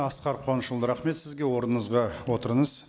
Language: Kazakh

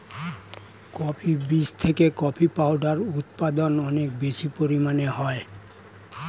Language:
Bangla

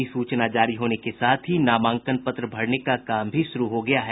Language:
Hindi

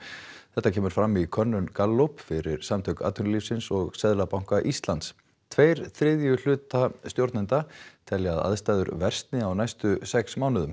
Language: Icelandic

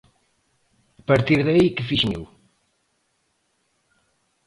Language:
Galician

